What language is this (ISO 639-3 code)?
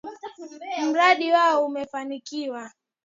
swa